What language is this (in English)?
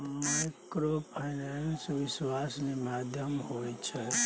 Maithili